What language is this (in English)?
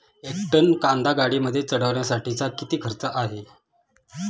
Marathi